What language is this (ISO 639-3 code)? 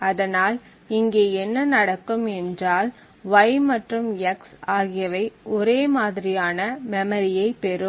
tam